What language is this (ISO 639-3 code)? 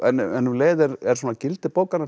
isl